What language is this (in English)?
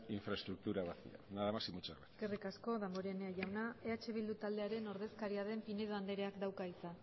Basque